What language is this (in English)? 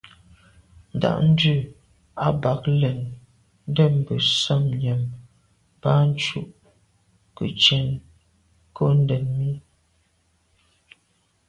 Medumba